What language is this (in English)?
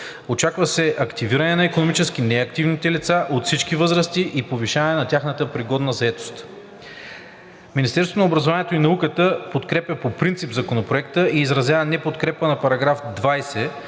Bulgarian